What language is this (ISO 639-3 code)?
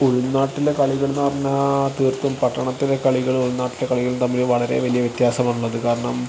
mal